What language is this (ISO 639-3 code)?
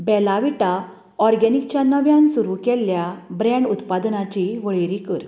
kok